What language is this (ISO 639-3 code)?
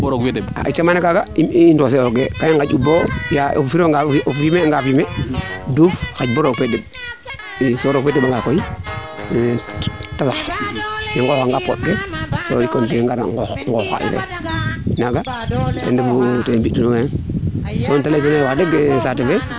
srr